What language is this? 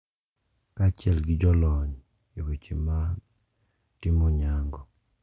Luo (Kenya and Tanzania)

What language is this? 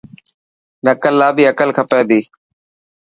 Dhatki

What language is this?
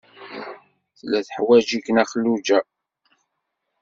Kabyle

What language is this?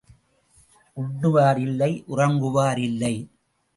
Tamil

